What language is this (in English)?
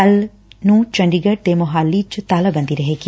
Punjabi